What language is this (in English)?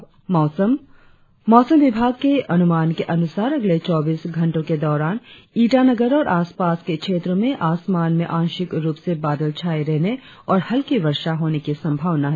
Hindi